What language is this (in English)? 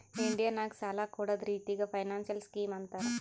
Kannada